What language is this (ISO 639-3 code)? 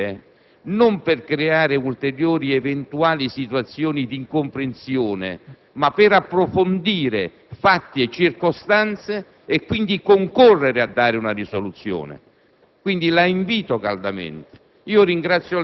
ita